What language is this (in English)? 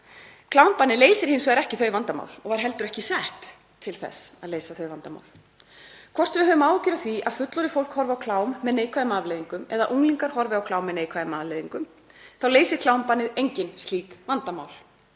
Icelandic